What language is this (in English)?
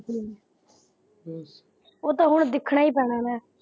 Punjabi